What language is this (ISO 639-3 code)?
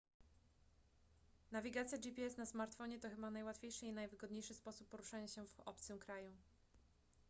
pol